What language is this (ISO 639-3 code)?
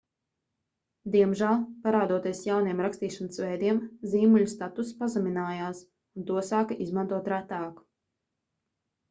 lav